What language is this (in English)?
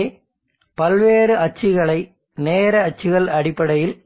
Tamil